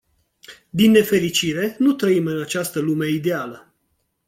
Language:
Romanian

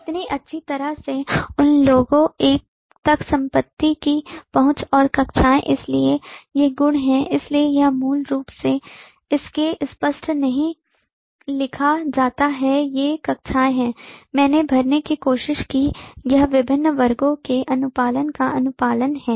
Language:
Hindi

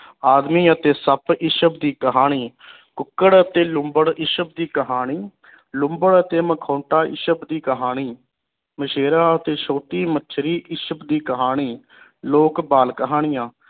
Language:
Punjabi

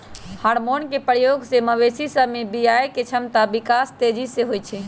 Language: Magahi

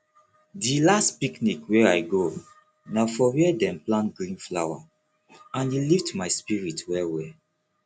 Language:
Nigerian Pidgin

